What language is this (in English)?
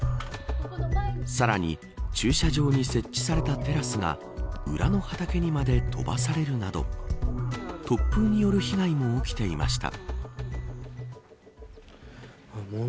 Japanese